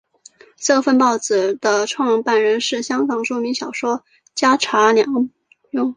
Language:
Chinese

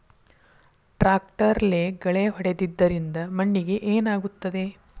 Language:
Kannada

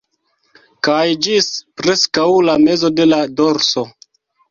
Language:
Esperanto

